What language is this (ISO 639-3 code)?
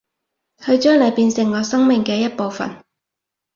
yue